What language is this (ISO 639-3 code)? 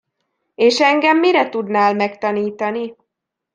hun